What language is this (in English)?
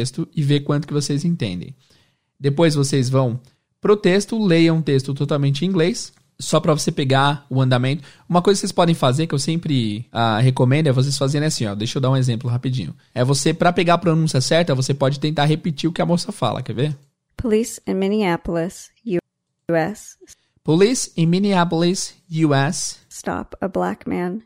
Portuguese